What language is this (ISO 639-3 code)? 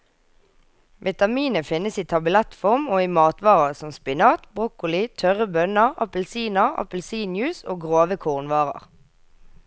nor